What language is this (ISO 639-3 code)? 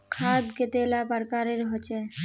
mag